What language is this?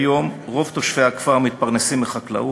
Hebrew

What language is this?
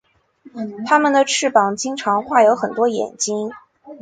Chinese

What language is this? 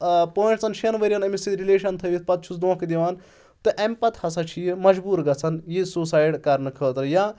Kashmiri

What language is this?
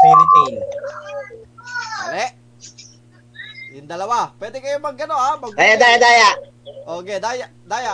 Filipino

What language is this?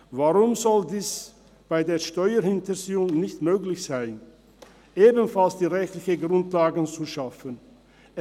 Swiss German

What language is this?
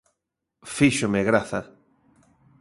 Galician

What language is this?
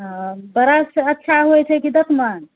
Maithili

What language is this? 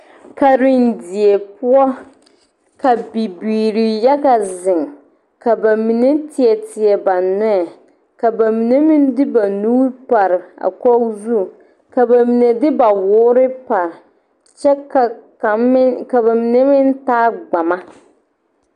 Southern Dagaare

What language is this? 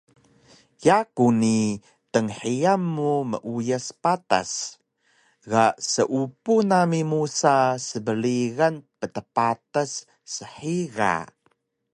Taroko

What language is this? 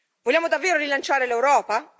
Italian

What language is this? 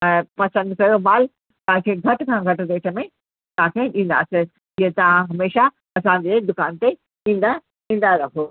Sindhi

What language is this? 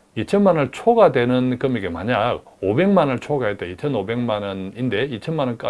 Korean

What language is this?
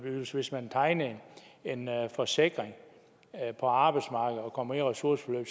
Danish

